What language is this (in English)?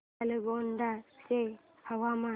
Marathi